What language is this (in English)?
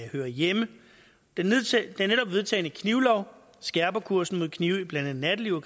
Danish